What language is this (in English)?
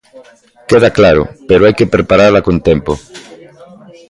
Galician